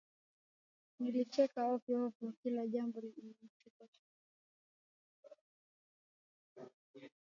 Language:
Swahili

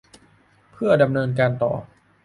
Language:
Thai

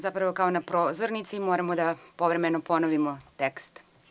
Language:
Serbian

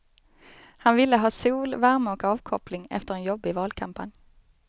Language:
Swedish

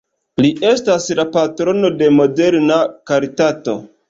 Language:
Esperanto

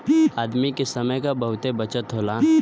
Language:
Bhojpuri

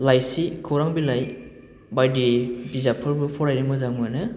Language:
Bodo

